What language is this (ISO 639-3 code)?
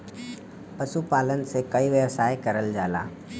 bho